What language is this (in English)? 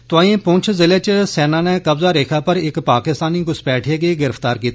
Dogri